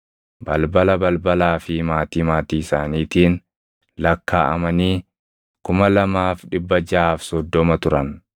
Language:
Oromo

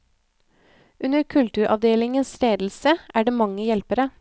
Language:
Norwegian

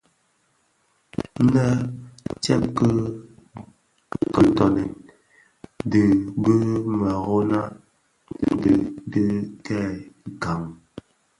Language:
Bafia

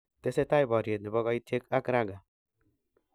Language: Kalenjin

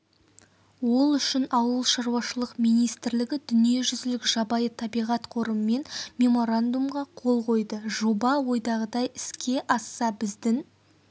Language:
Kazakh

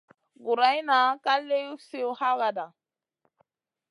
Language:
Masana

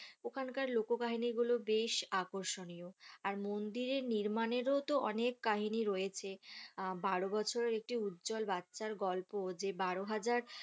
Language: Bangla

